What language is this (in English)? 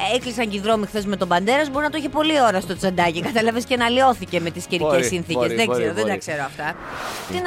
Greek